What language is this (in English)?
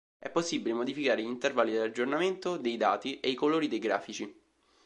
Italian